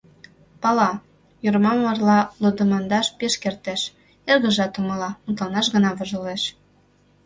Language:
Mari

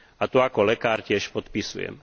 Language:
Slovak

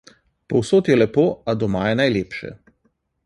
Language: Slovenian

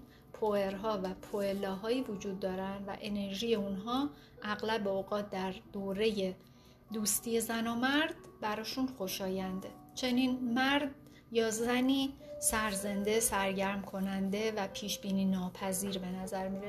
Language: Persian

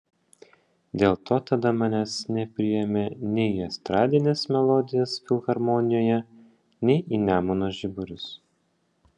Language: Lithuanian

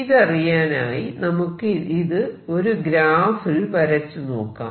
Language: Malayalam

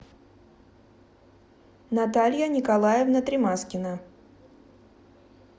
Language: Russian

